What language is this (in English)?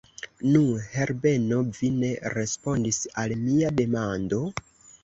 Esperanto